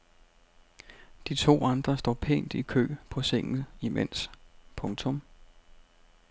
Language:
Danish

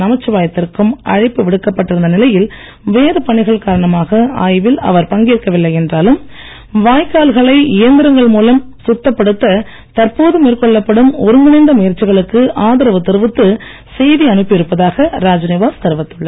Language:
Tamil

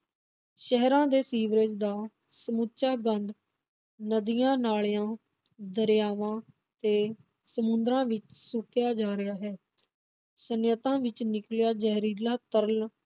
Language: Punjabi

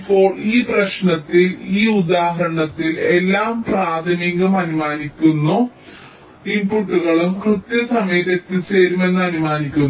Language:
Malayalam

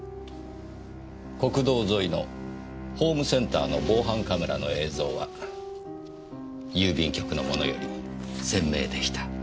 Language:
Japanese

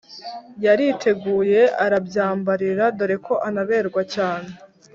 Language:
Kinyarwanda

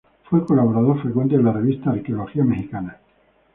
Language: Spanish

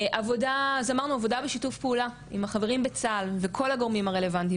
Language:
Hebrew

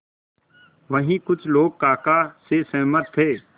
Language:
Hindi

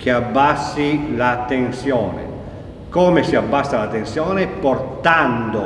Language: Italian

